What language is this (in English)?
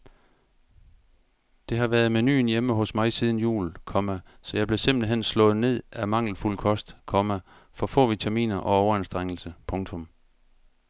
Danish